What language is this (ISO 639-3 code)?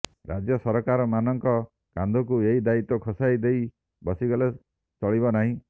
ori